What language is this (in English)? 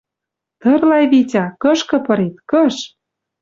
Western Mari